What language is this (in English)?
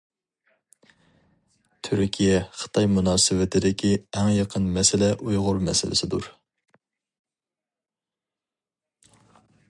Uyghur